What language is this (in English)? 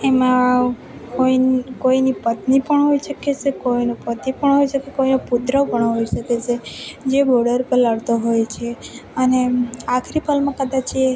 Gujarati